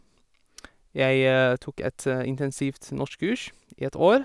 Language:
Norwegian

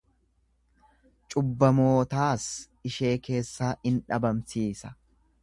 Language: Oromo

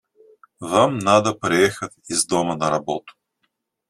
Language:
Russian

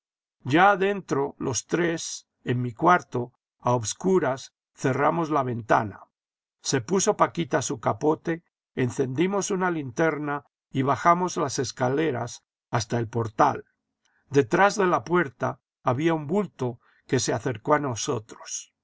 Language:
Spanish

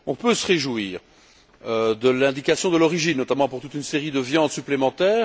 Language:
French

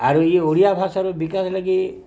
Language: Odia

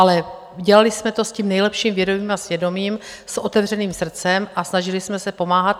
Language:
Czech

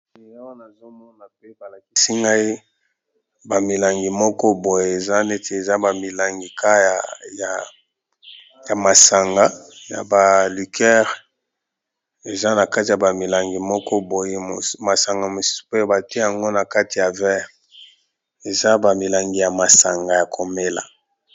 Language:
Lingala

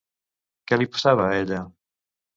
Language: Catalan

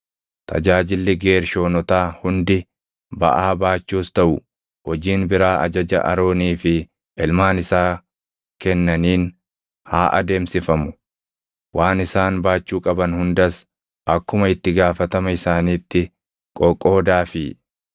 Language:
Oromo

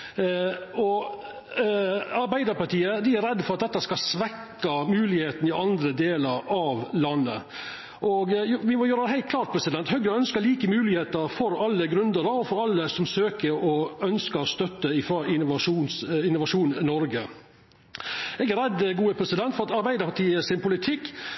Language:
Norwegian Nynorsk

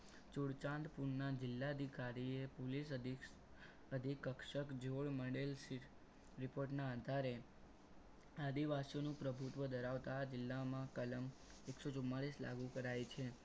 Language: Gujarati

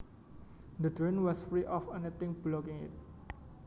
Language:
Javanese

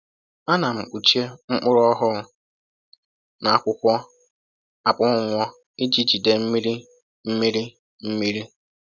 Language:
Igbo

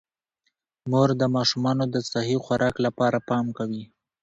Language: Pashto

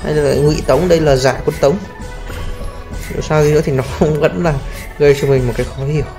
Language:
Vietnamese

